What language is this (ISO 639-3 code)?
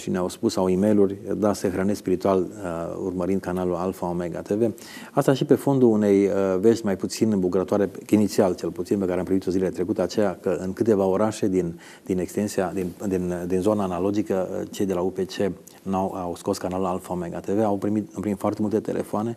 ron